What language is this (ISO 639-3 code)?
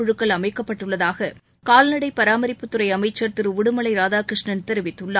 tam